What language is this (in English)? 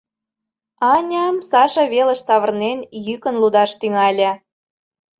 Mari